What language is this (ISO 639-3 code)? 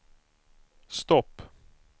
swe